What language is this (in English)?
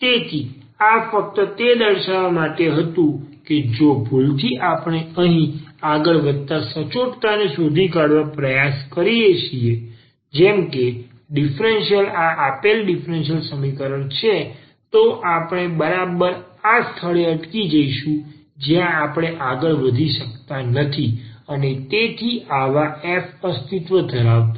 Gujarati